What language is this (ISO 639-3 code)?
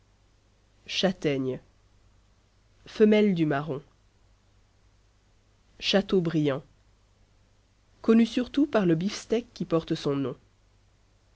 fra